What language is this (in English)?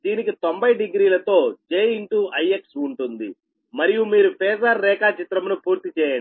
Telugu